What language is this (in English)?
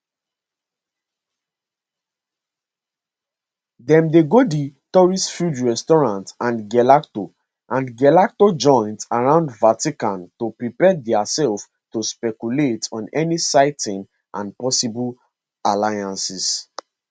Nigerian Pidgin